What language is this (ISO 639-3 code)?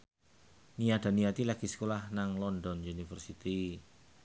jav